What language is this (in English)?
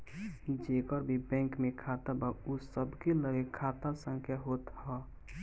Bhojpuri